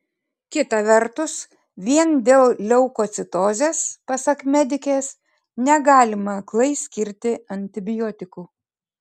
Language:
Lithuanian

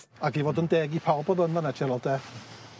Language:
Welsh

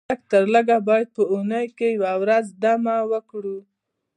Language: Pashto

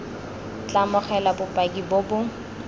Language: Tswana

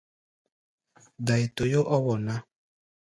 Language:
Gbaya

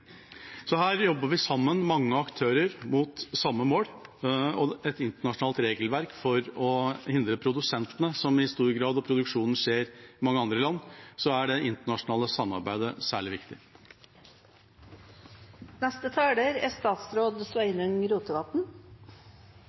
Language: Norwegian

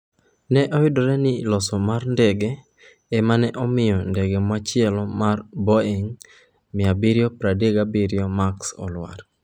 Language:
Luo (Kenya and Tanzania)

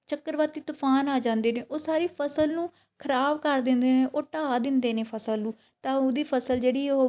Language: Punjabi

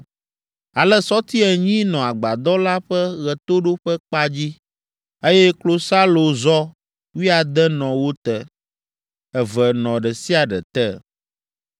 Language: Ewe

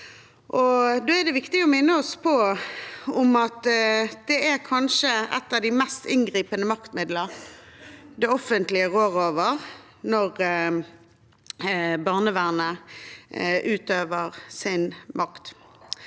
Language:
Norwegian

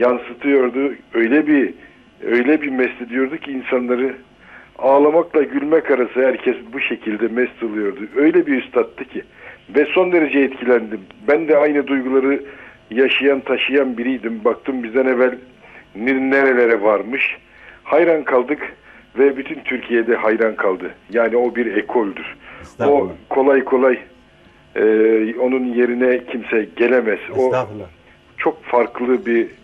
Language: Turkish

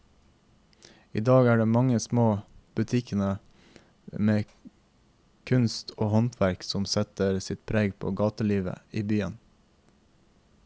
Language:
Norwegian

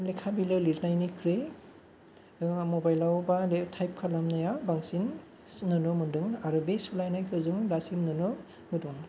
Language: Bodo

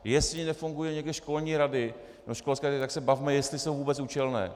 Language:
Czech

